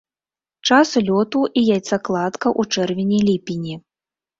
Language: Belarusian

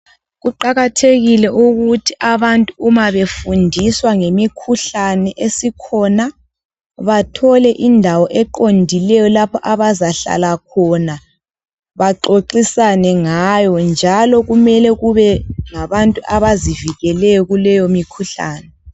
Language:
North Ndebele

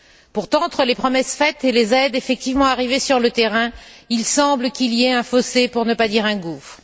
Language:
French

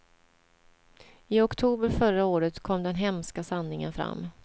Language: Swedish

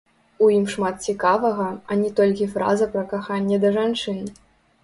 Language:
Belarusian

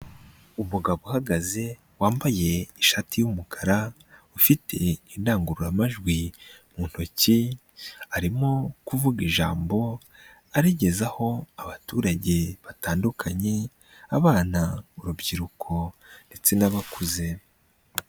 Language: Kinyarwanda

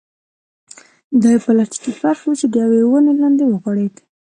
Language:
Pashto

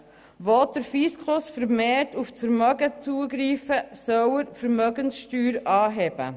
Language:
Swiss German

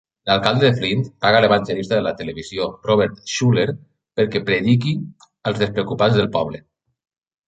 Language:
Catalan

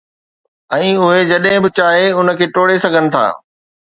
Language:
Sindhi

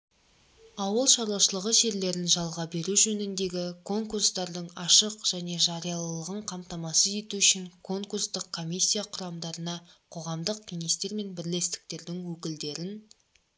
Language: Kazakh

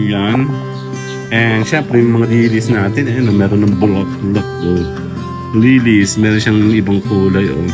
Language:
Filipino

